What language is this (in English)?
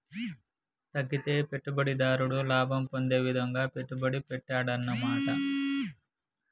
Telugu